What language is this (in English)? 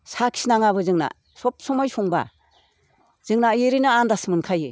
Bodo